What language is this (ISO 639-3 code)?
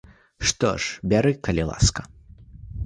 bel